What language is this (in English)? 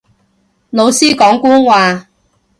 Cantonese